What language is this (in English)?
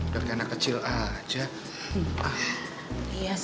Indonesian